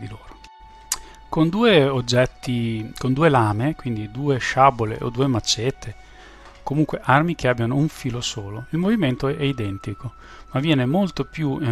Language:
Italian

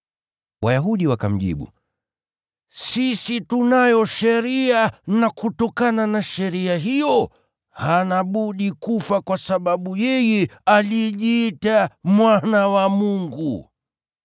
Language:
Swahili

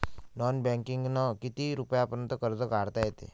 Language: Marathi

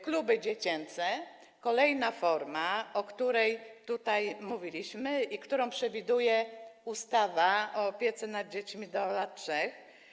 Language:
Polish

